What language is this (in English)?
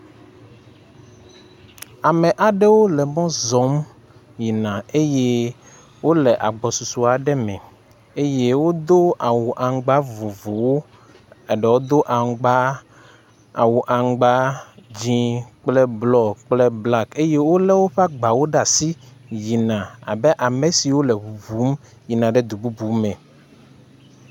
Ewe